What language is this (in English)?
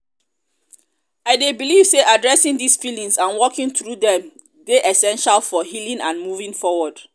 Nigerian Pidgin